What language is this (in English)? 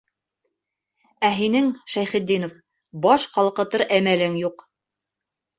Bashkir